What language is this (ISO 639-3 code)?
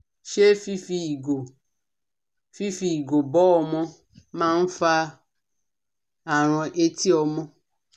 yor